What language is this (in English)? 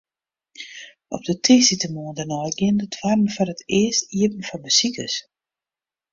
Western Frisian